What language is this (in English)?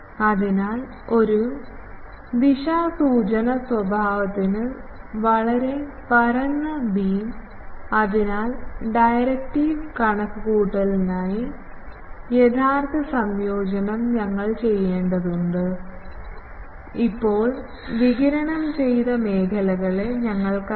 Malayalam